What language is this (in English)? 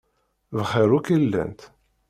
Kabyle